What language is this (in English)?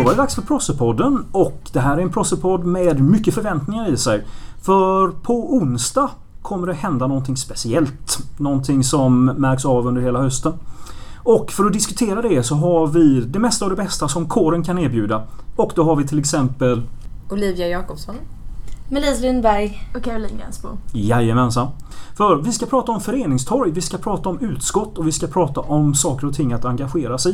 Swedish